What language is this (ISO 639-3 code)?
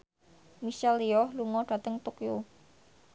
jav